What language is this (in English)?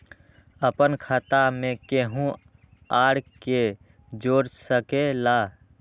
Magahi